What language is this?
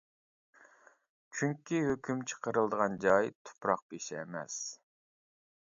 Uyghur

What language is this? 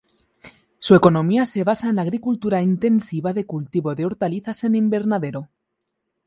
Spanish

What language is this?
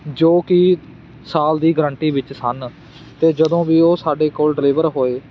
Punjabi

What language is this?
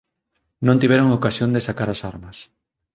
Galician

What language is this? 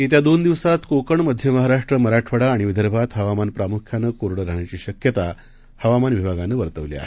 Marathi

